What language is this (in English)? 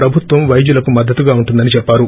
Telugu